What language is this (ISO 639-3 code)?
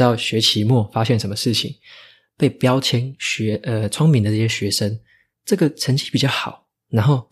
zho